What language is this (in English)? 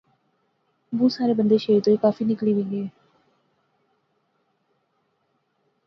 Pahari-Potwari